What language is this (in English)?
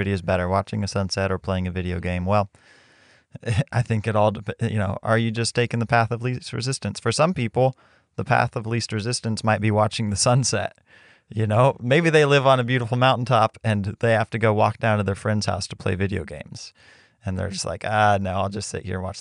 English